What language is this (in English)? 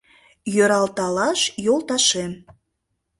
Mari